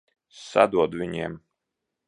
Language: Latvian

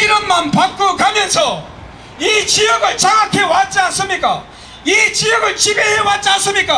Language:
Korean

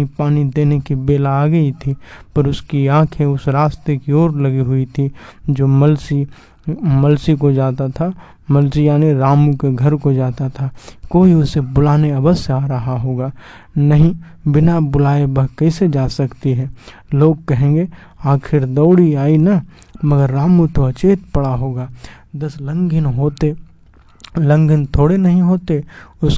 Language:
Hindi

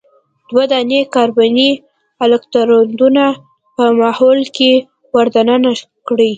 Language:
Pashto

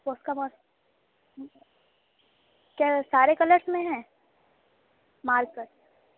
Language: Urdu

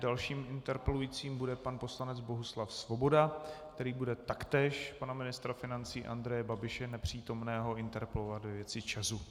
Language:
Czech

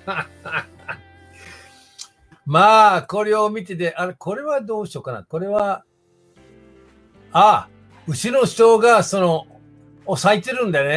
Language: Japanese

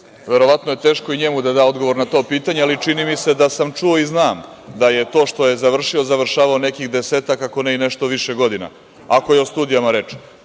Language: Serbian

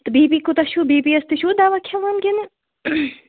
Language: Kashmiri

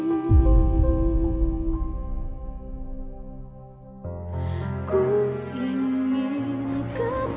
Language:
Indonesian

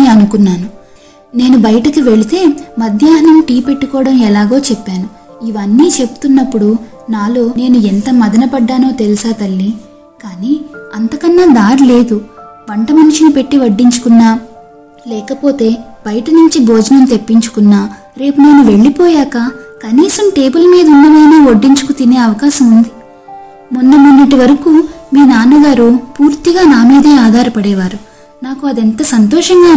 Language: Telugu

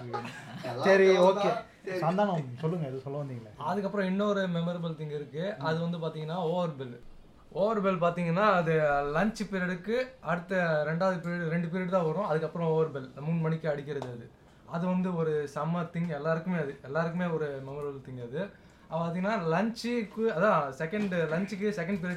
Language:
Tamil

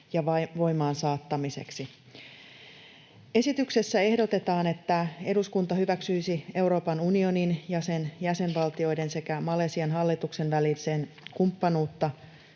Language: Finnish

